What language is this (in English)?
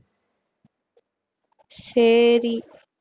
Tamil